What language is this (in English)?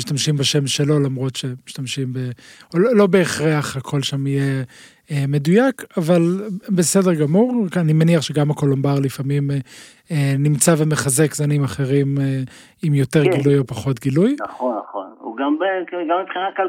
Hebrew